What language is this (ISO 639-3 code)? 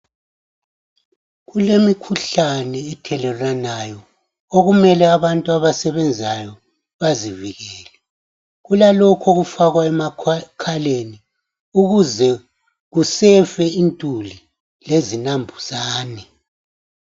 nde